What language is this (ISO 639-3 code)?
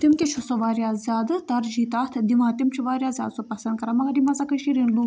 kas